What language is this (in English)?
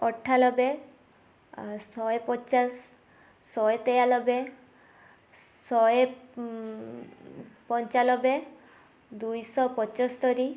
Odia